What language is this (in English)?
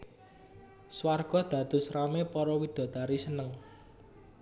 Javanese